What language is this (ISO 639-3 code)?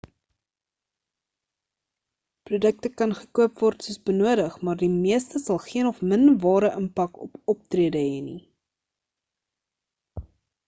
afr